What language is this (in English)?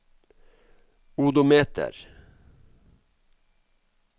Norwegian